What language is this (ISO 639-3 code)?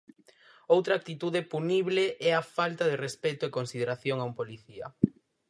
glg